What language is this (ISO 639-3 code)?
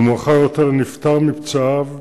heb